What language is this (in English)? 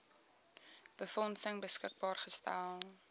Afrikaans